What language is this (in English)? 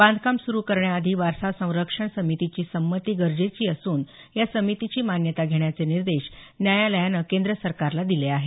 Marathi